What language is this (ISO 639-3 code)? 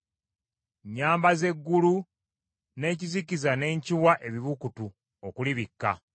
lug